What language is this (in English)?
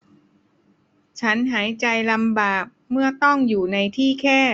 Thai